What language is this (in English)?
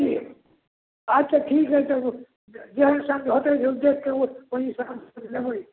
Maithili